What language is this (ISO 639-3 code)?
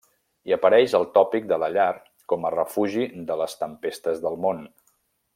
cat